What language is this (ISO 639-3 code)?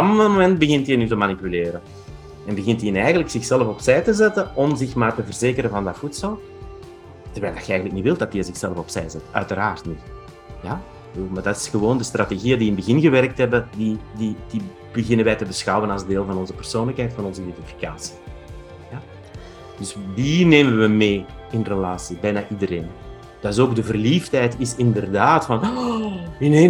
nld